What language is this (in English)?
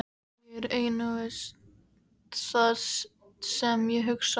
Icelandic